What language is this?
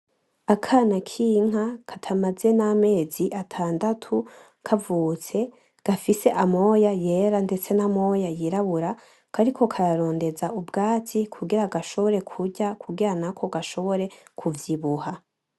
Rundi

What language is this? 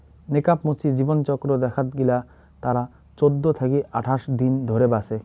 Bangla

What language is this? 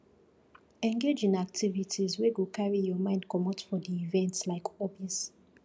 Nigerian Pidgin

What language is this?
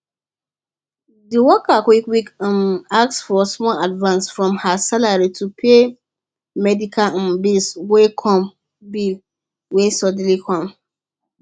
Nigerian Pidgin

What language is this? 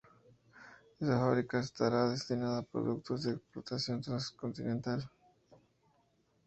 Spanish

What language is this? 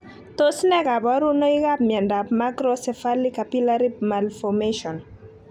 Kalenjin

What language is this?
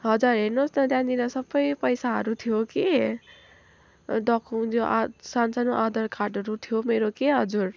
Nepali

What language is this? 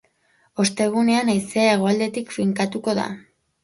Basque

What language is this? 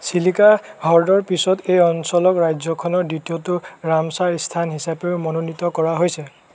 Assamese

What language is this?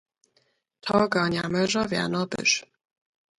Lower Sorbian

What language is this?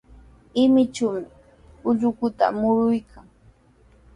Sihuas Ancash Quechua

